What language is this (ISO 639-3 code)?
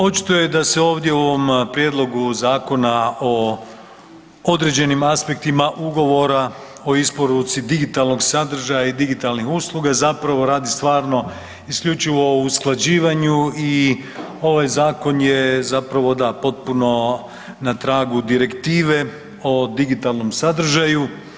hrv